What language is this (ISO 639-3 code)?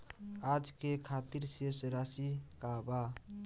bho